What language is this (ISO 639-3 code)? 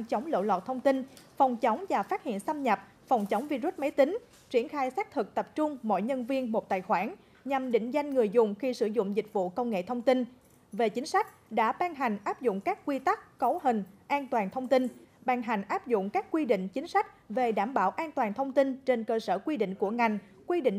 vie